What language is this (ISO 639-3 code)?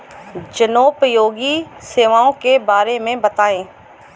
hin